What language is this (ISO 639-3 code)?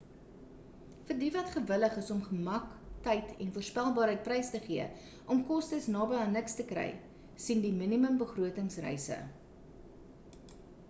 afr